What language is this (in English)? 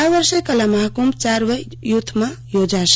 Gujarati